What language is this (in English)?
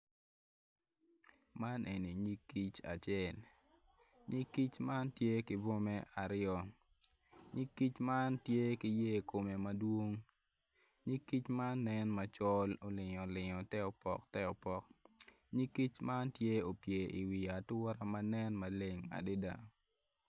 Acoli